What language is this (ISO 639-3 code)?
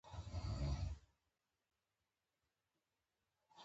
pus